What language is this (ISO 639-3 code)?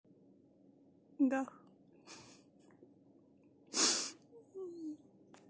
rus